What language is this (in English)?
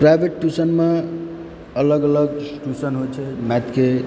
Maithili